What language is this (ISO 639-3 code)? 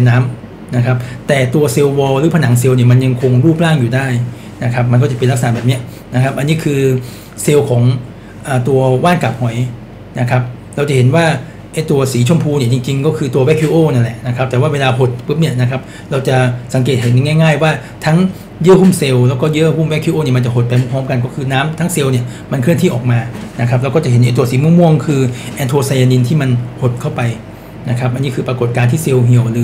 tha